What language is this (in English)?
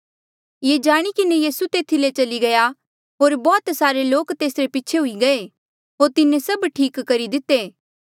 Mandeali